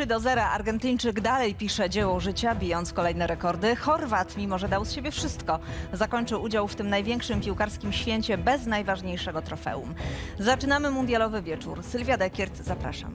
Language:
Polish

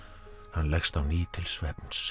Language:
Icelandic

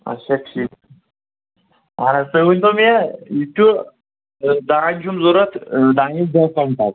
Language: Kashmiri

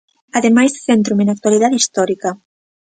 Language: Galician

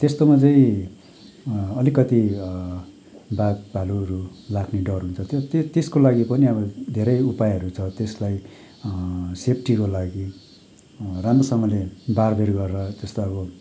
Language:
Nepali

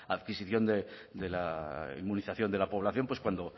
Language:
Spanish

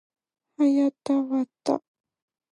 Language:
Japanese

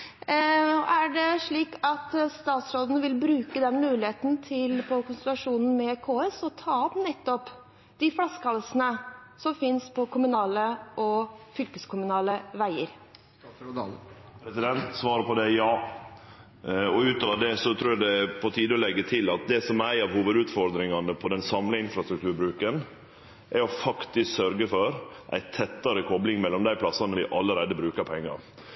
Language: Norwegian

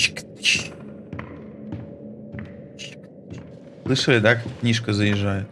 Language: Russian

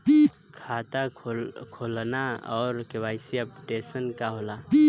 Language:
Bhojpuri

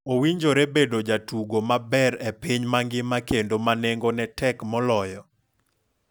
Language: Luo (Kenya and Tanzania)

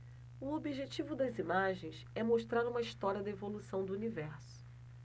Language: Portuguese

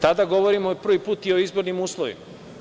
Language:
Serbian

